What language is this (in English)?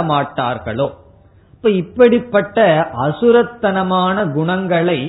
Tamil